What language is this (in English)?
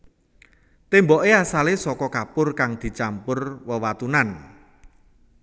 Javanese